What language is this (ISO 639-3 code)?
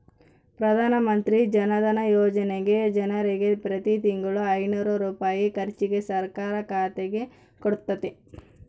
kan